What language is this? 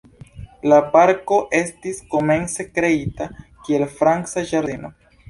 Esperanto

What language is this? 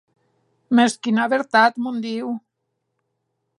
Occitan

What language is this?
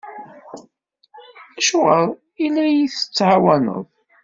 Kabyle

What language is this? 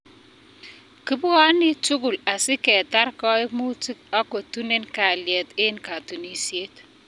Kalenjin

